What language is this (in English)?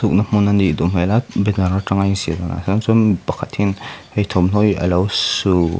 Mizo